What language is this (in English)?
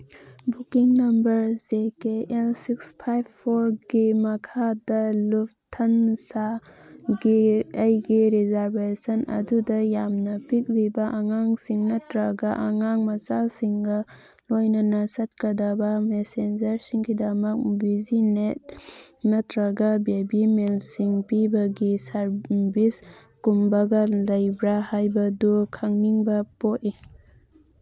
Manipuri